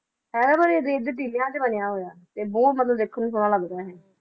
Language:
Punjabi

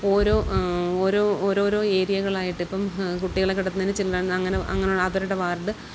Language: Malayalam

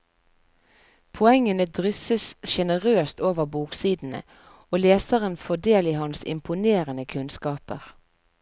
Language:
Norwegian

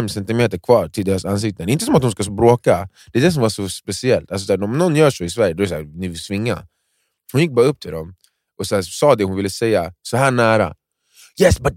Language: Swedish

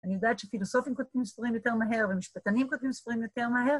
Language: Hebrew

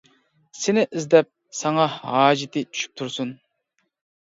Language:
Uyghur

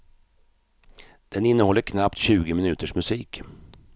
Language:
Swedish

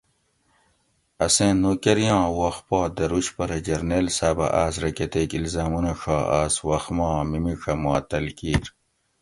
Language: Gawri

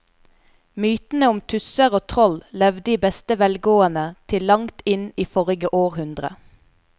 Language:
Norwegian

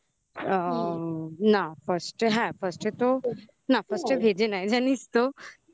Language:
Bangla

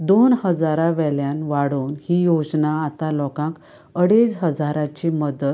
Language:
Konkani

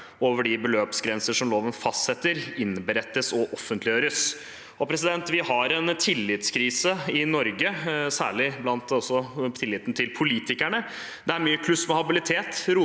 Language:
Norwegian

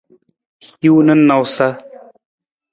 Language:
Nawdm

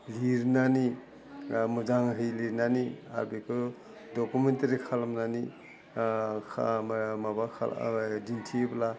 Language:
Bodo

